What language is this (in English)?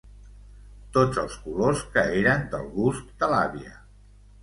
Catalan